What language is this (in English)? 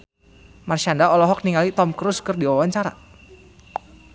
Sundanese